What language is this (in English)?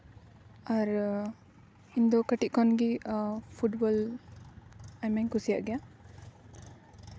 Santali